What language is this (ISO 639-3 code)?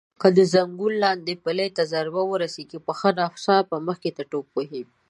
pus